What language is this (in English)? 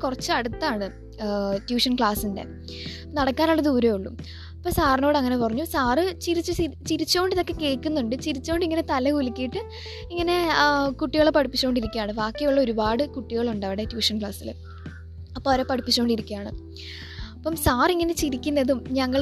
Malayalam